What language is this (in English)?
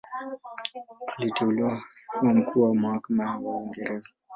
Swahili